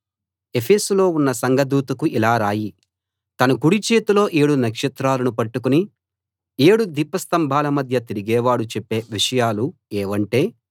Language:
Telugu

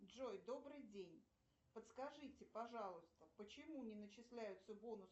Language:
Russian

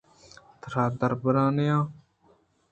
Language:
Eastern Balochi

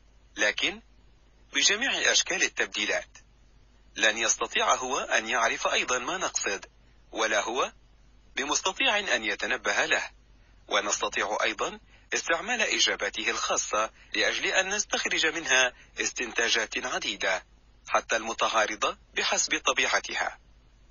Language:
Arabic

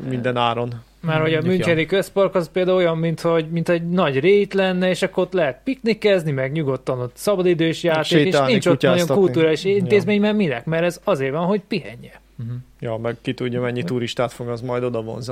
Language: Hungarian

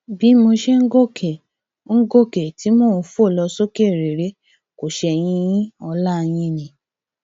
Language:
Yoruba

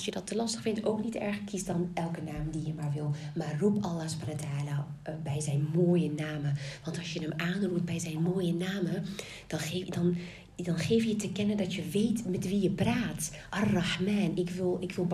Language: Dutch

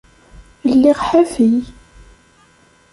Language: Kabyle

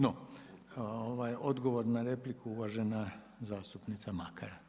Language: Croatian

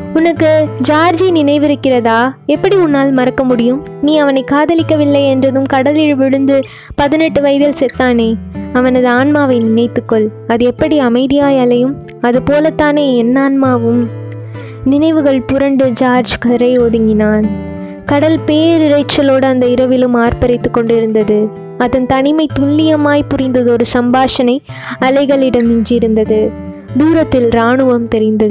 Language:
Tamil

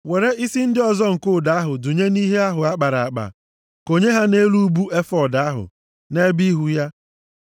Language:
Igbo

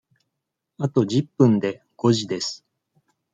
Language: Japanese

